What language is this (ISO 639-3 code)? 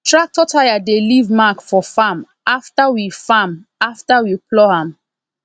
pcm